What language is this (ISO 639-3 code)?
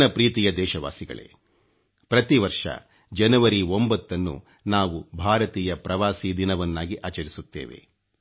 kan